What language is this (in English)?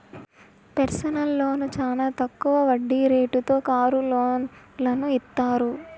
Telugu